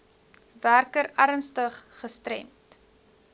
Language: Afrikaans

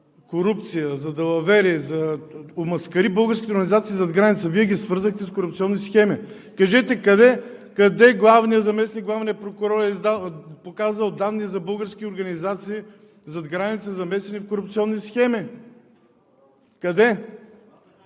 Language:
Bulgarian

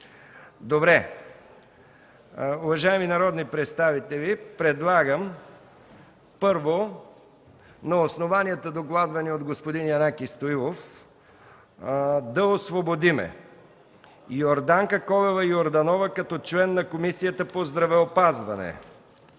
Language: Bulgarian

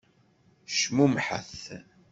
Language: Kabyle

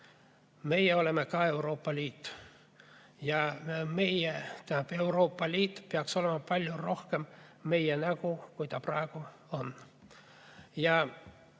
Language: Estonian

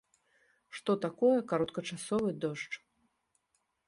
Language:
Belarusian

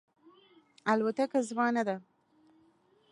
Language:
Pashto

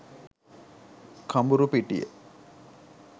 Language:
Sinhala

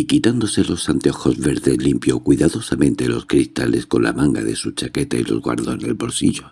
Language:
Spanish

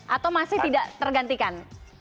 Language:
Indonesian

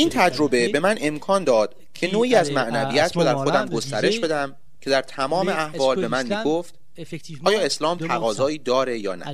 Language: Persian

